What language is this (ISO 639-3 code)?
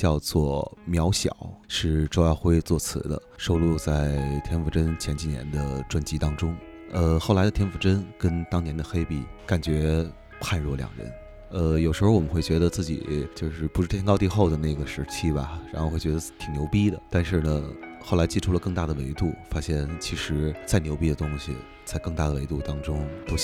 zho